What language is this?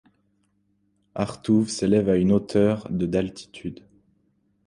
French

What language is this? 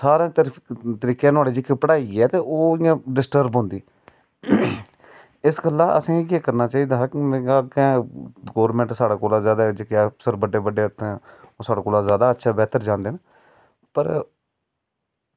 Dogri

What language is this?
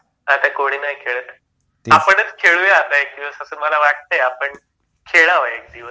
Marathi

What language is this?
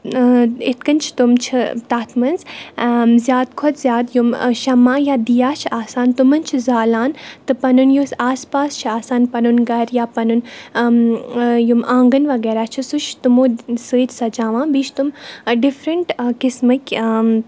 Kashmiri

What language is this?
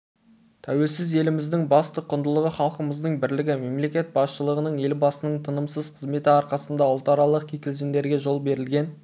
Kazakh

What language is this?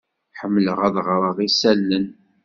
Kabyle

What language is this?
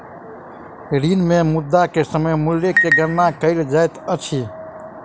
Maithili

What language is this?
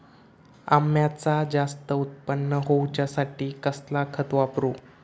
Marathi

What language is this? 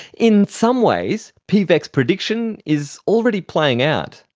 English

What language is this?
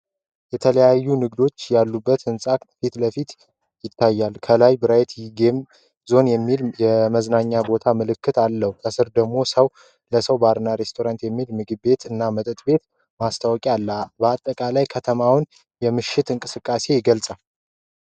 Amharic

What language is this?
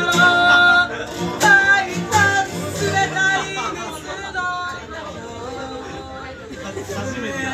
Arabic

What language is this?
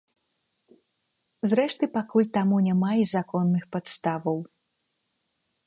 Belarusian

